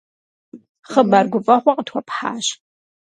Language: Kabardian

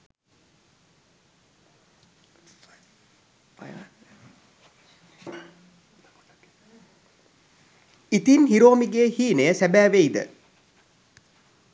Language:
Sinhala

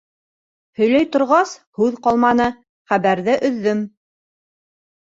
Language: Bashkir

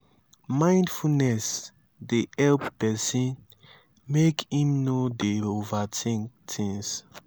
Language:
Nigerian Pidgin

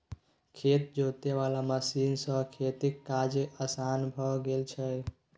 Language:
Maithili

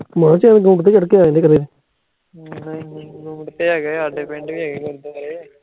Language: Punjabi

